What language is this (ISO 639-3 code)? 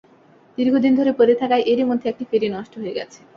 ben